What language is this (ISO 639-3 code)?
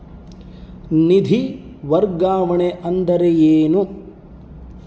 kan